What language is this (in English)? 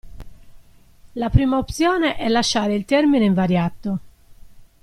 Italian